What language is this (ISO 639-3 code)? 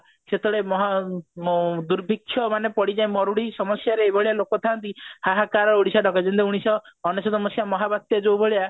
ori